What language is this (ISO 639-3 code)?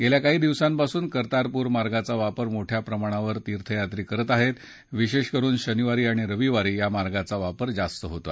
mar